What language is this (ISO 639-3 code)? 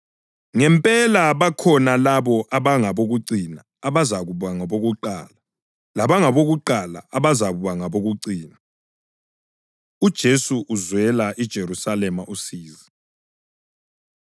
nde